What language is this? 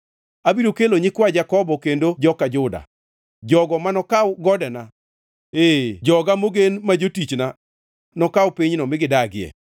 Luo (Kenya and Tanzania)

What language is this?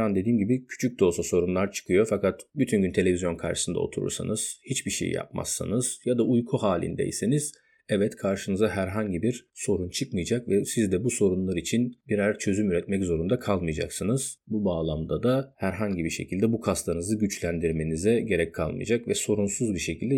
Turkish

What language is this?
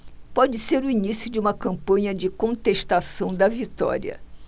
Portuguese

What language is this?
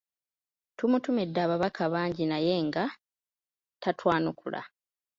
Ganda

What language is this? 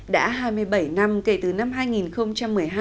Vietnamese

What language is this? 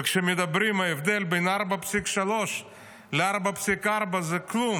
Hebrew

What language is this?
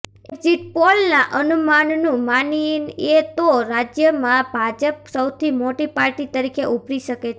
Gujarati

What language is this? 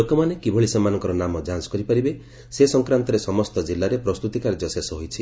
Odia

